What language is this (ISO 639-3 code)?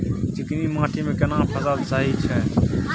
mai